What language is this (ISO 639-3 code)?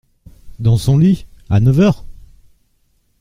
fra